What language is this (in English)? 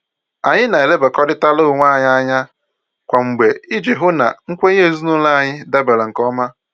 Igbo